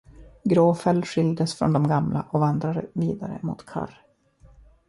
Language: Swedish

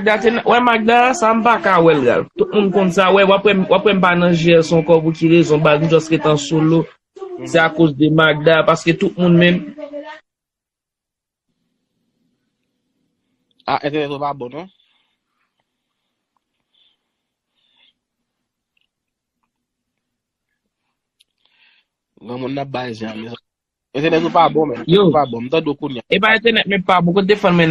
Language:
French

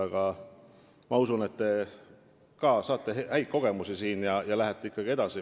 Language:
Estonian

